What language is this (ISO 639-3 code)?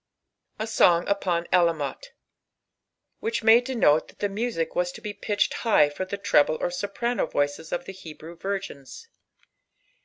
eng